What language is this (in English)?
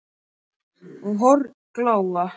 Icelandic